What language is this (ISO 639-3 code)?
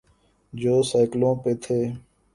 urd